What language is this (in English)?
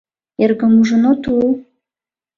Mari